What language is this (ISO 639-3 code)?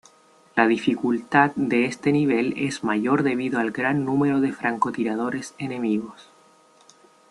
spa